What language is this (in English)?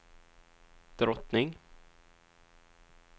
Swedish